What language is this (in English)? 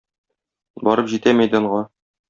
Tatar